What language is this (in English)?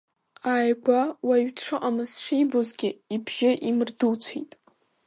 Abkhazian